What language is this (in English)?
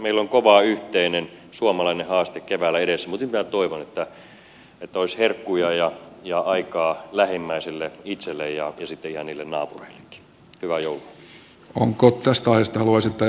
Finnish